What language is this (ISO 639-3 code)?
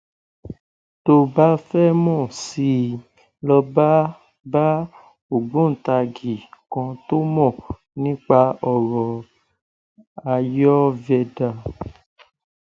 yor